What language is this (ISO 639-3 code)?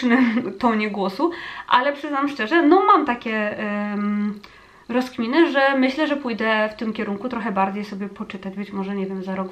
pol